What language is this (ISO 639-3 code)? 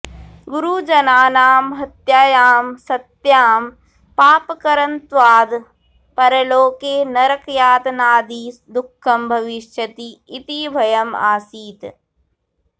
san